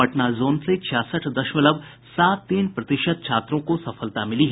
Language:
Hindi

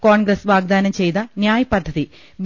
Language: Malayalam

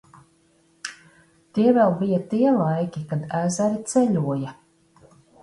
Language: Latvian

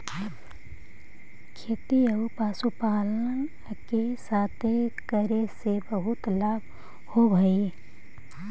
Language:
Magahi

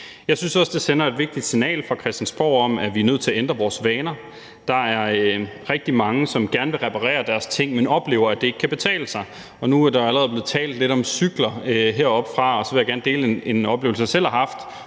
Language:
Danish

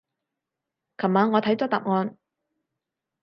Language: Cantonese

